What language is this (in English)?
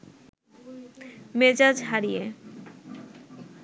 Bangla